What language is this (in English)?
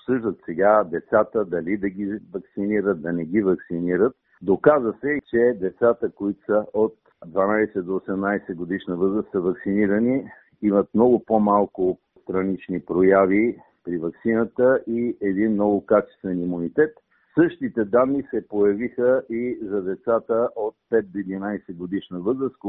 Bulgarian